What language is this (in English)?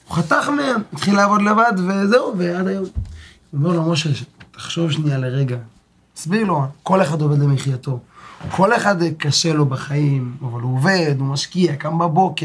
Hebrew